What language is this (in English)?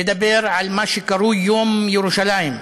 Hebrew